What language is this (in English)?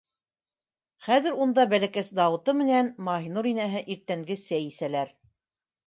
Bashkir